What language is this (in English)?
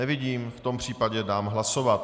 Czech